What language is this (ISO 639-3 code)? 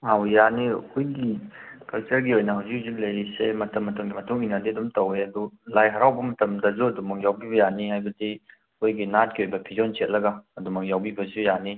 mni